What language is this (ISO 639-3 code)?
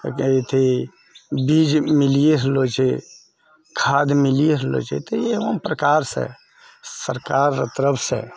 mai